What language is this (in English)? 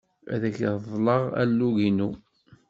Kabyle